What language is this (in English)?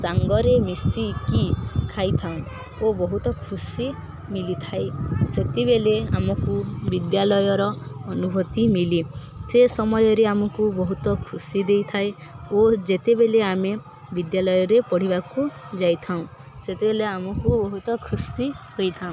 Odia